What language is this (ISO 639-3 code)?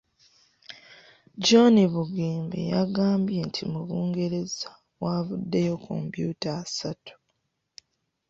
lug